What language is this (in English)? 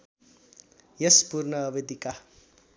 Nepali